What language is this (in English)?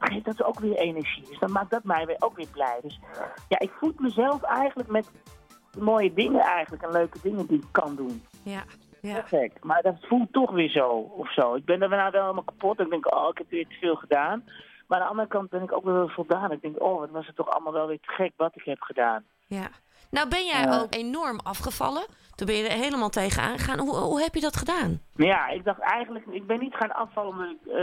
Dutch